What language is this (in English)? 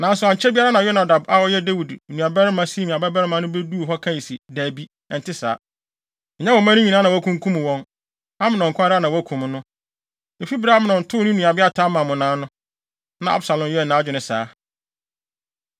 Akan